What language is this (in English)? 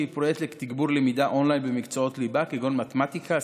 Hebrew